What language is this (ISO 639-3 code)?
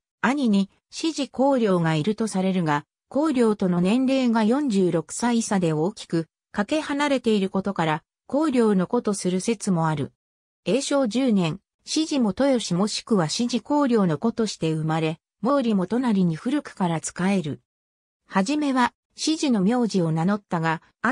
jpn